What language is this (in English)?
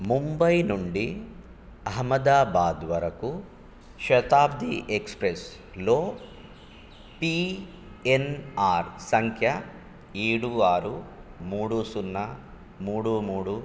Telugu